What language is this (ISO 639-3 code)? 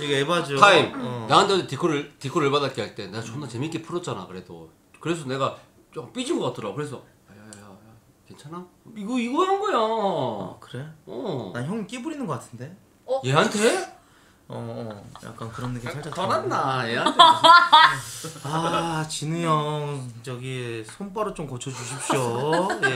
kor